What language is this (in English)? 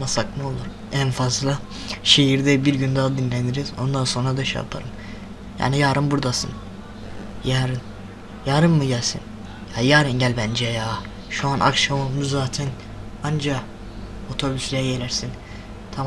Turkish